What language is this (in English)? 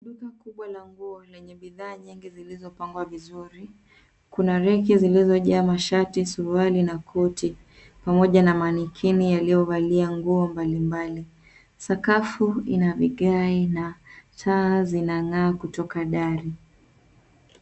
Swahili